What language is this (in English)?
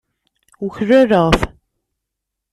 Kabyle